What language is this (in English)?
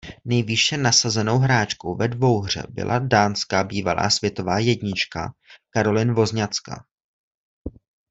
Czech